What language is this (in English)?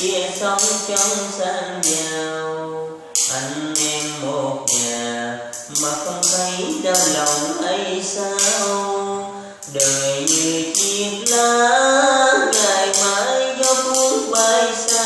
Vietnamese